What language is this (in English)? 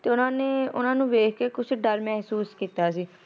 Punjabi